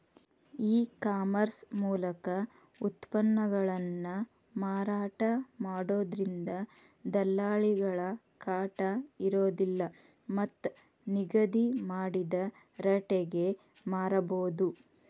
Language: Kannada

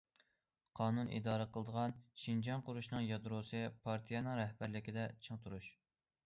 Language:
Uyghur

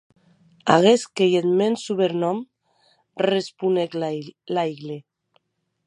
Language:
Occitan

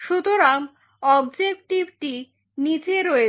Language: Bangla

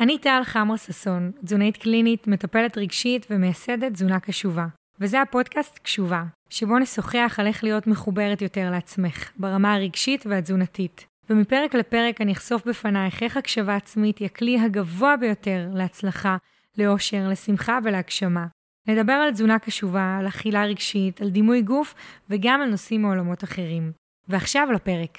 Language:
Hebrew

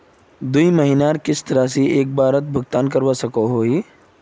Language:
Magahi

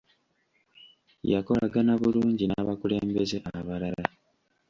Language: Ganda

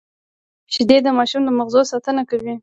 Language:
Pashto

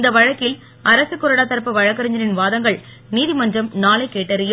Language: Tamil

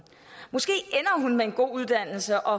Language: Danish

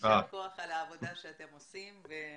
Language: Hebrew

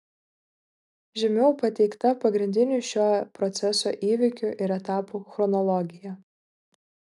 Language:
Lithuanian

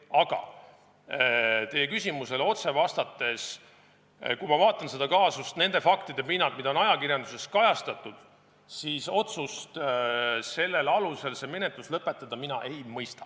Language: Estonian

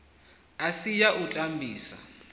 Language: Venda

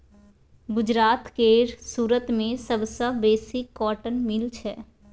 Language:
Maithili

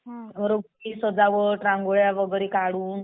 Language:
Marathi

